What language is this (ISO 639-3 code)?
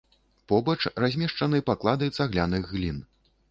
bel